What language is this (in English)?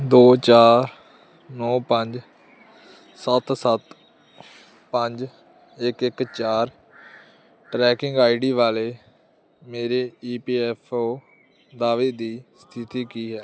Punjabi